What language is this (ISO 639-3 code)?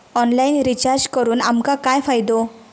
mar